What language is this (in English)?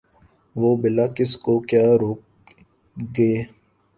Urdu